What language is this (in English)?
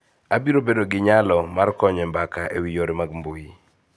Luo (Kenya and Tanzania)